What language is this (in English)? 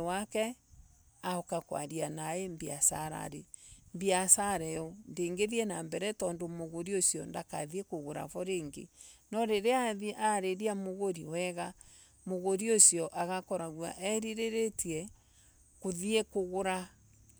Embu